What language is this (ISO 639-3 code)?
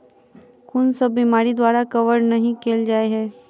mai